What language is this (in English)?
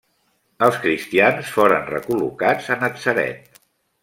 Catalan